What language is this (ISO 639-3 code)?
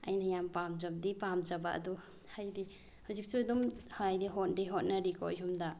mni